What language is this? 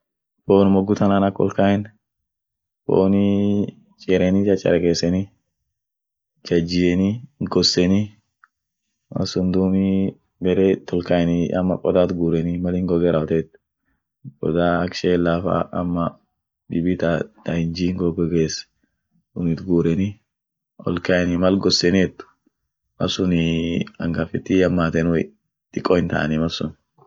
Orma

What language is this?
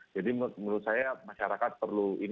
Indonesian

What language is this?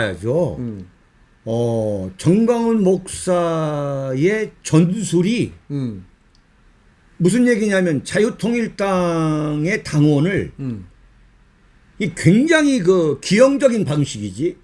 Korean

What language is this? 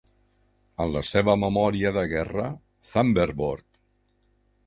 Catalan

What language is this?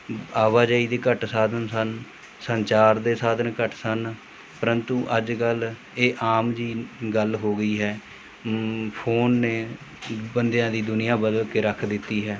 Punjabi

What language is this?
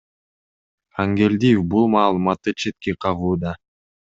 Kyrgyz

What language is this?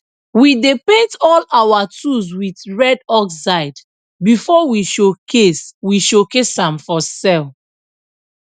Nigerian Pidgin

